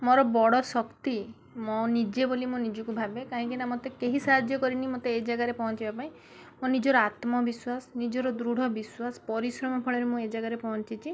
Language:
Odia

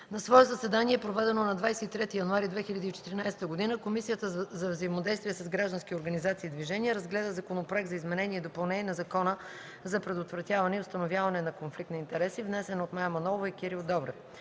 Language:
Bulgarian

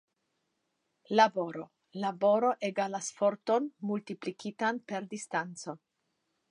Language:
Esperanto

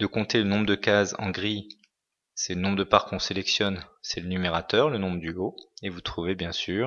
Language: French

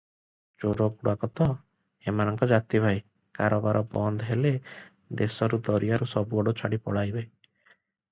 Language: Odia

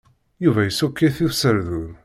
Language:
Kabyle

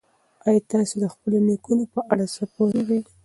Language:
Pashto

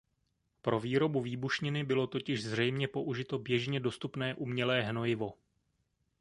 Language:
Czech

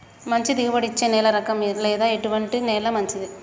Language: Telugu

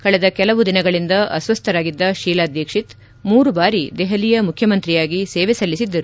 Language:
Kannada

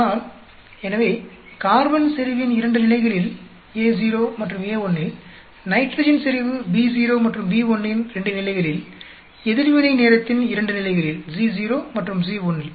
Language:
Tamil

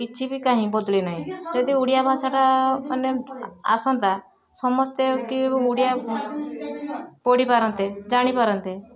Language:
Odia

